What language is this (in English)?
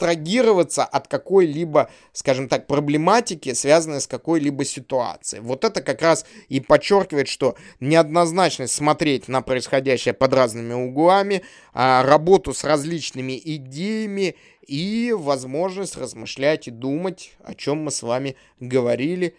Russian